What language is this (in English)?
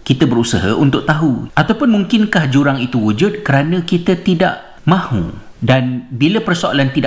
Malay